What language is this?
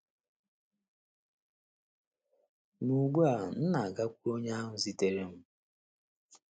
Igbo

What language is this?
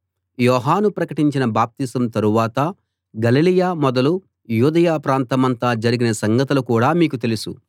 Telugu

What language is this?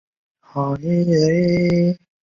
Chinese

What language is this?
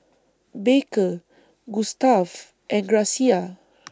English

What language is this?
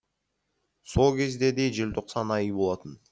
Kazakh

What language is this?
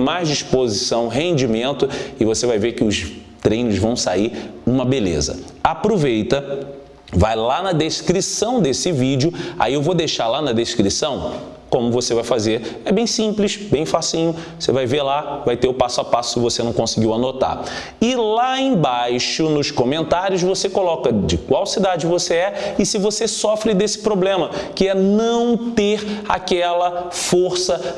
Portuguese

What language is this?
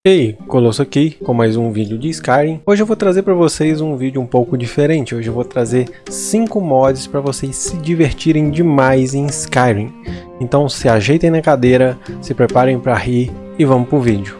Portuguese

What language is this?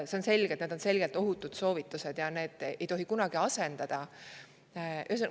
Estonian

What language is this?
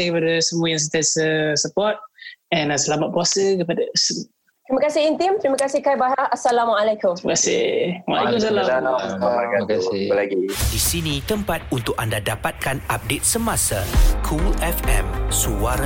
Malay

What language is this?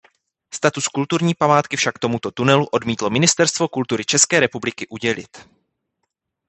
Czech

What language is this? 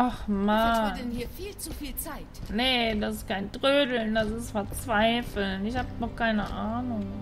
German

